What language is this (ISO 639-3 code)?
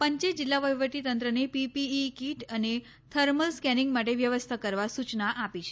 guj